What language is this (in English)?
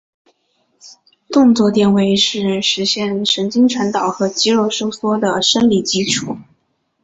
Chinese